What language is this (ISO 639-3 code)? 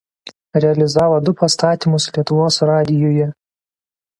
lit